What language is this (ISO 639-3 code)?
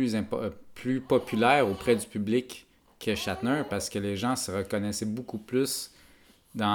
fra